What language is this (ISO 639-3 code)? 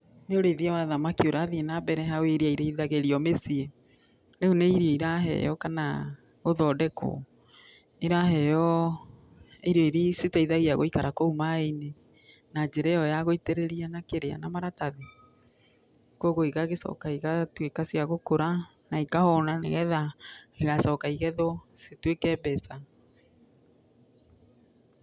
kik